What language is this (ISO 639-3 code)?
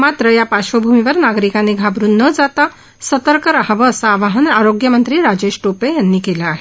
mar